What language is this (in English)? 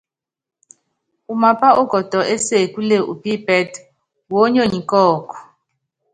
Yangben